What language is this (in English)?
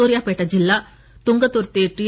Telugu